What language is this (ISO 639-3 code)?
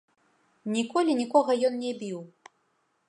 bel